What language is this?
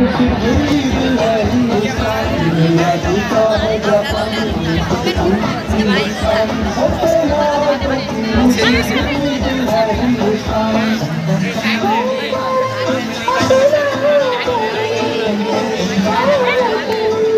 Thai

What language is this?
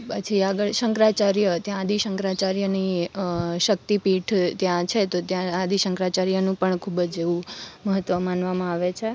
Gujarati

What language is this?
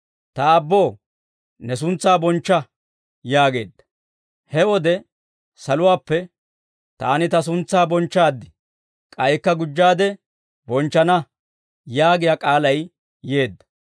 Dawro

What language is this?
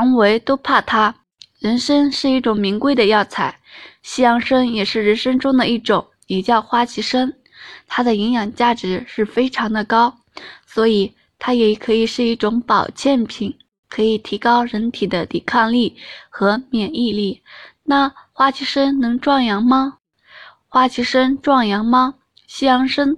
Chinese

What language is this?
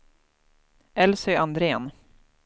Swedish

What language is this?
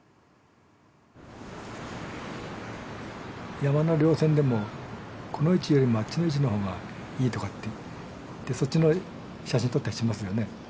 Japanese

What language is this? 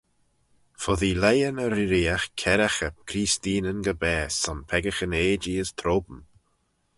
Manx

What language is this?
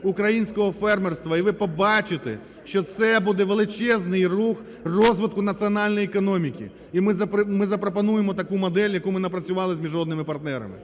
Ukrainian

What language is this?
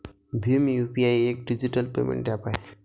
Marathi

